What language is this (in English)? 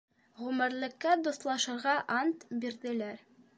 Bashkir